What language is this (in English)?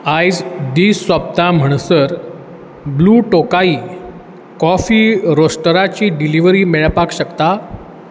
Konkani